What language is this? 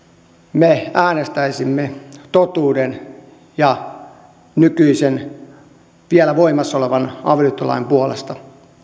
Finnish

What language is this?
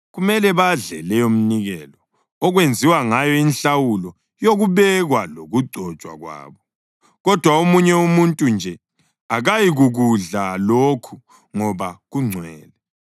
North Ndebele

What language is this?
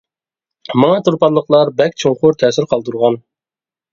Uyghur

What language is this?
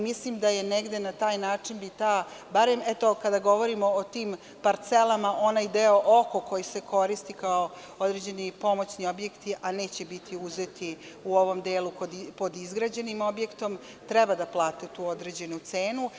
Serbian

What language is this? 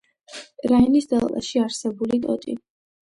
Georgian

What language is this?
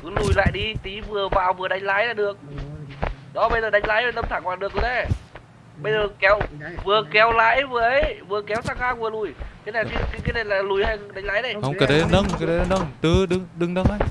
Vietnamese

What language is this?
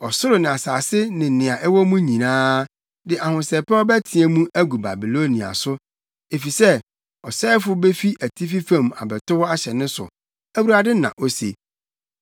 Akan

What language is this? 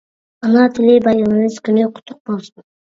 Uyghur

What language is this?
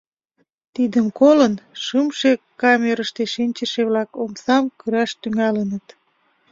Mari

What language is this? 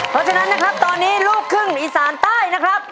Thai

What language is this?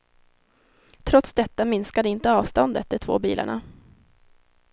Swedish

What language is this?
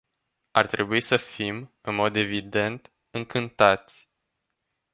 Romanian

